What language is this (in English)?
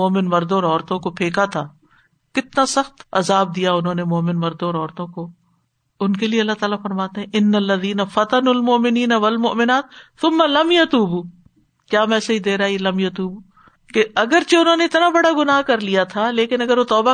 Urdu